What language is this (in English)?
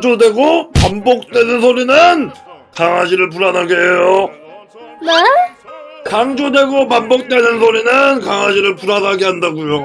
Korean